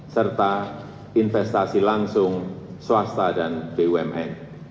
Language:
Indonesian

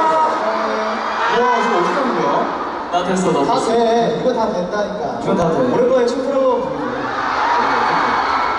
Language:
Korean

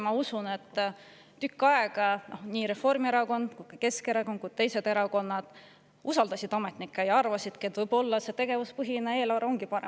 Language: Estonian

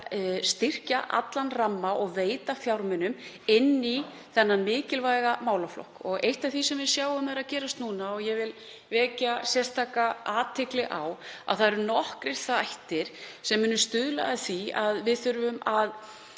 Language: Icelandic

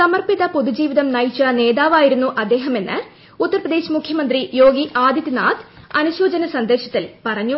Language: Malayalam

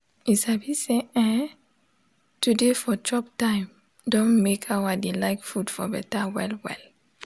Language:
Nigerian Pidgin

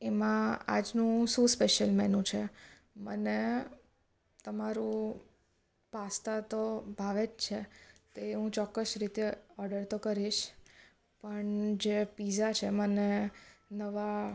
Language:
Gujarati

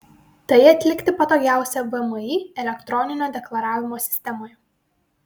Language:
Lithuanian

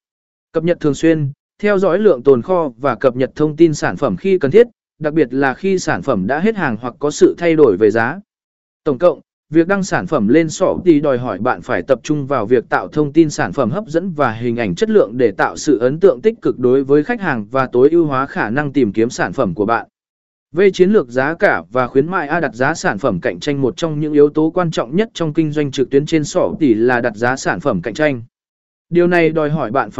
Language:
Vietnamese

